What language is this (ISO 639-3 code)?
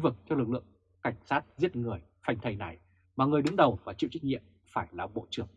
vie